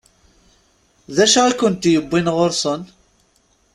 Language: Kabyle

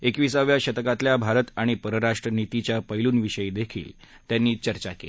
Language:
Marathi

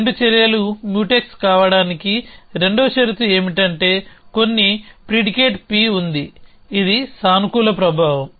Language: Telugu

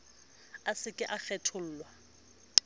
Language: Southern Sotho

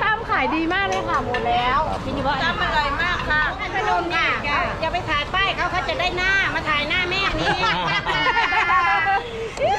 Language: Thai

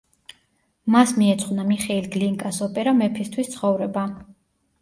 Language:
Georgian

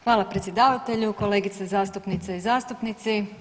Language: Croatian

